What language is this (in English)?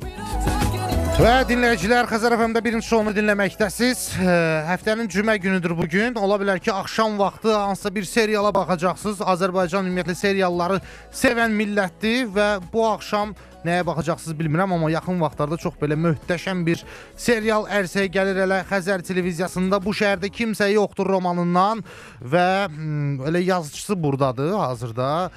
Turkish